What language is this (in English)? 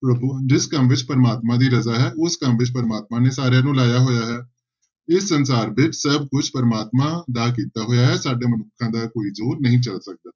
Punjabi